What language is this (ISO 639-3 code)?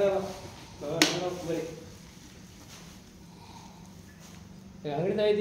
ara